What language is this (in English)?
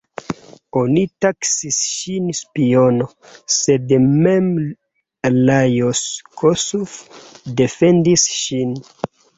Esperanto